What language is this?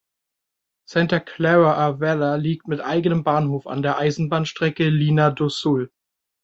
German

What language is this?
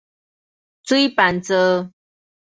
Min Nan Chinese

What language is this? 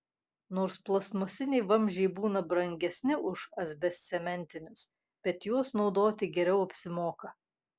Lithuanian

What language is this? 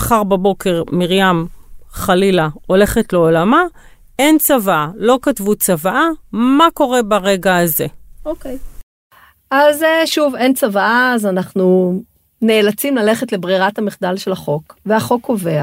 Hebrew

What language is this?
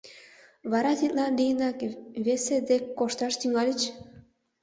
Mari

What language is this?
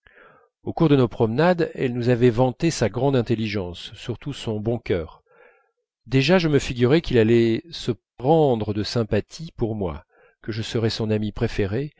French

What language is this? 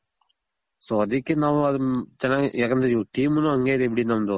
Kannada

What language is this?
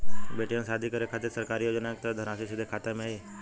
Bhojpuri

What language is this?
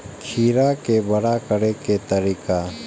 Maithili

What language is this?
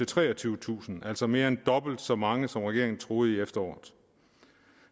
Danish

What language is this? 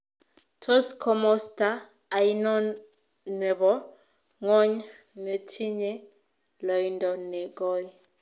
Kalenjin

